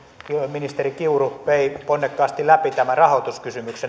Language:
Finnish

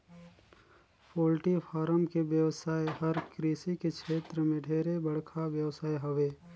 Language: Chhattisgarhi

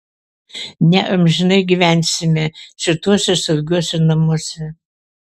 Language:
Lithuanian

